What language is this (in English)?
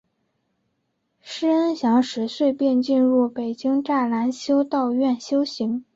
Chinese